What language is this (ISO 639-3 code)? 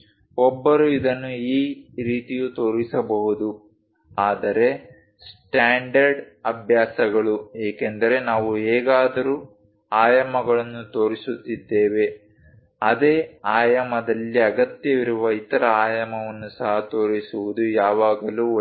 kan